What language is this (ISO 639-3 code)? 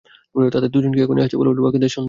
ben